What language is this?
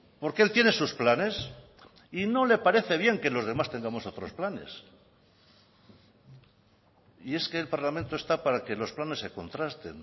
Spanish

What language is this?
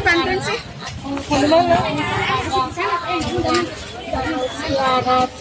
Indonesian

